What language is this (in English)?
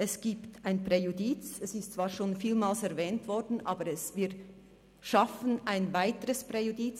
Swiss German